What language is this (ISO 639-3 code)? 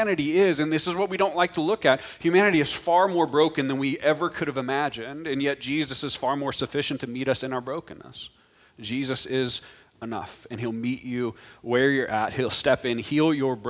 eng